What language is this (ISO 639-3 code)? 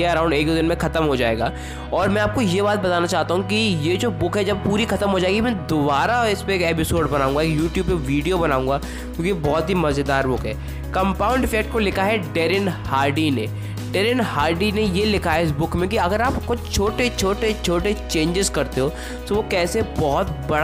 hin